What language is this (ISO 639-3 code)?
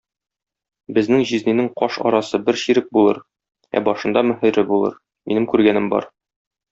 tat